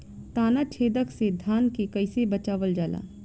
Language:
Bhojpuri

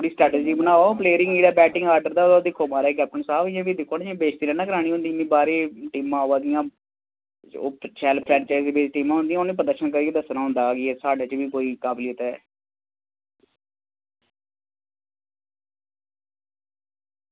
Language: Dogri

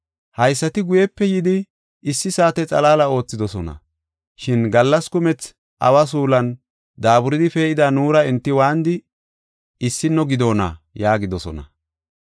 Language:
Gofa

